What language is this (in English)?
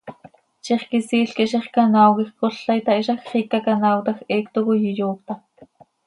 Seri